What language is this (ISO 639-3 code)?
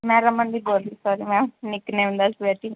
pan